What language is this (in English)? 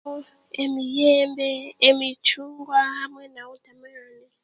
Chiga